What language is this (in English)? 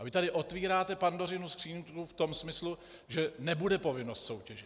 Czech